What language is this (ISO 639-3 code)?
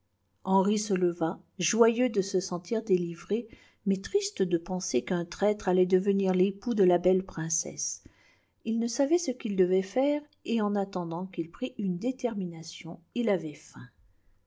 fra